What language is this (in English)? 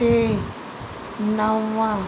Sindhi